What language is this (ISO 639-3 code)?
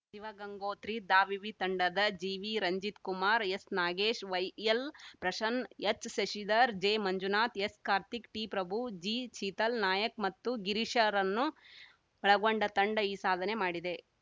kan